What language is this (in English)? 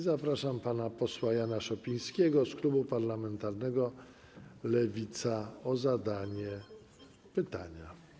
Polish